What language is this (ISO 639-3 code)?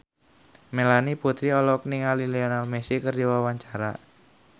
sun